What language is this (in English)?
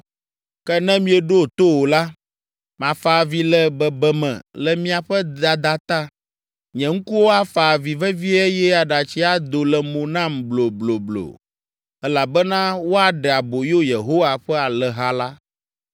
Ewe